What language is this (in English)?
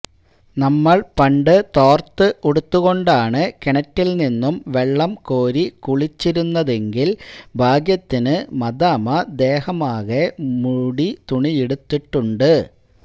Malayalam